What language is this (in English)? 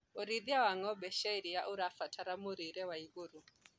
Kikuyu